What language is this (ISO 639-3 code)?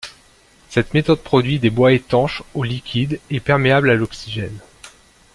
fra